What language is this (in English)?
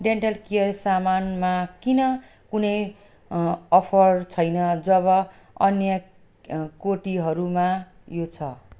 Nepali